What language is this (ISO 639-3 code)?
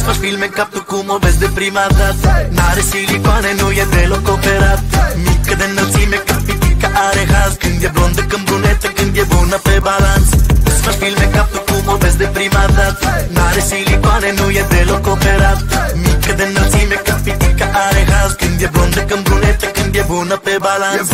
ron